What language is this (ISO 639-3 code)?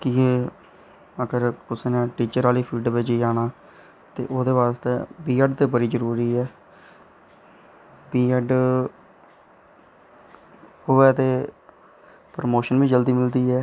doi